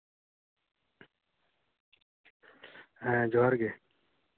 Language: Santali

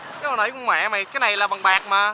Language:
Vietnamese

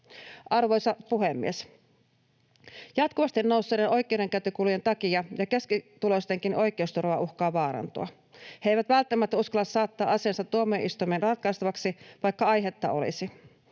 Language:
Finnish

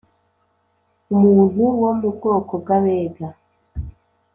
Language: Kinyarwanda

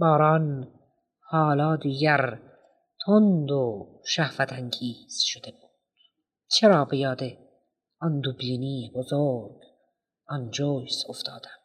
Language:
Persian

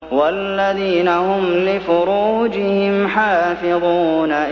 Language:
Arabic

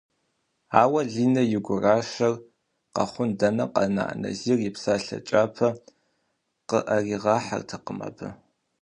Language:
Kabardian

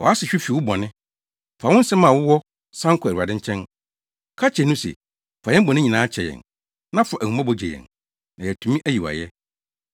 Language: Akan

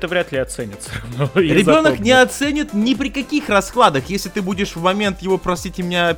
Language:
Russian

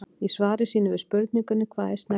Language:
Icelandic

